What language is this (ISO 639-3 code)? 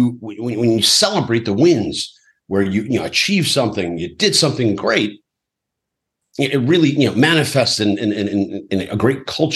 eng